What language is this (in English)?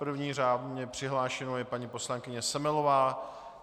Czech